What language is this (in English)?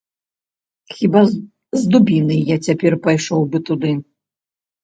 Belarusian